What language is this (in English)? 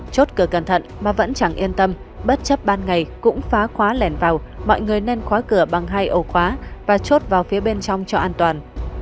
Vietnamese